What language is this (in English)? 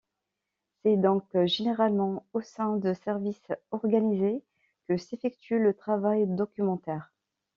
French